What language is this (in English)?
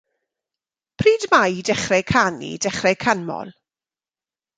Welsh